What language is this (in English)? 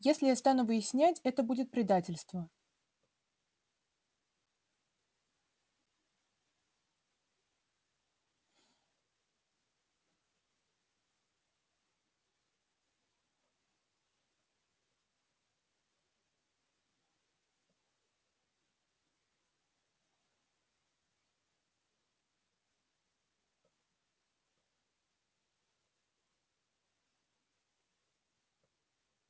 Russian